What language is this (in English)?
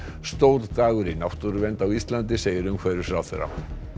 Icelandic